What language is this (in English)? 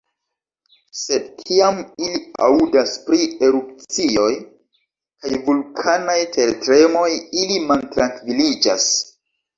Esperanto